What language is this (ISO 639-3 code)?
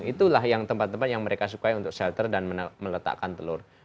ind